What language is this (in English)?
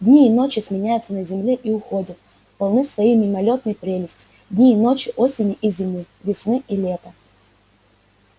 Russian